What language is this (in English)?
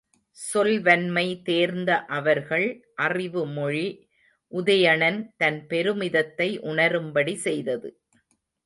Tamil